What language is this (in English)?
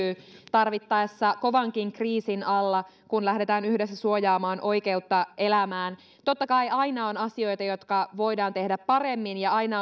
Finnish